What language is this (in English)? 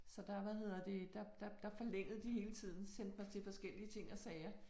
Danish